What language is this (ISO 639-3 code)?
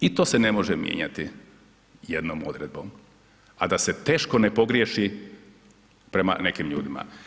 hrv